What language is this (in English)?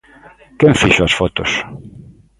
Galician